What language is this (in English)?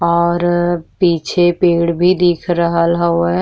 Bhojpuri